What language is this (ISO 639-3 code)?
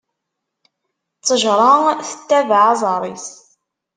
kab